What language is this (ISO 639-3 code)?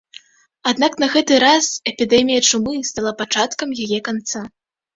bel